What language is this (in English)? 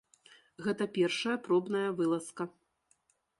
Belarusian